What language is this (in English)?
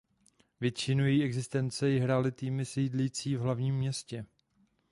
Czech